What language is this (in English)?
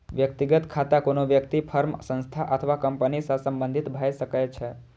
Maithili